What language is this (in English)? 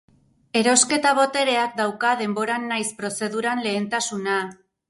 Basque